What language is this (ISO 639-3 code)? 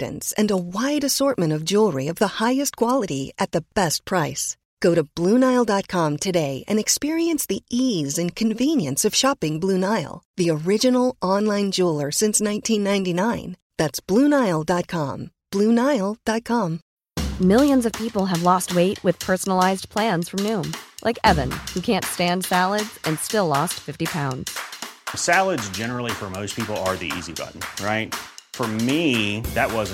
fil